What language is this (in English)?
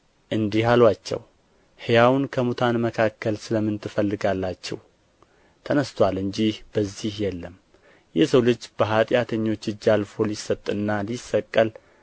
Amharic